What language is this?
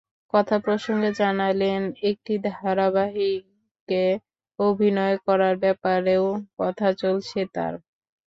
Bangla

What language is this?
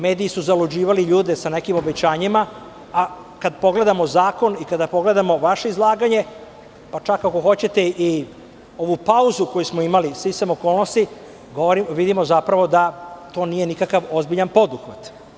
Serbian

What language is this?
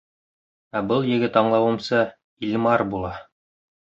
Bashkir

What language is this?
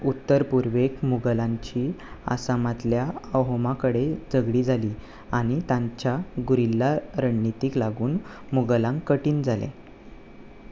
Konkani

